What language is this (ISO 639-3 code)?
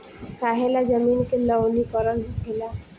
bho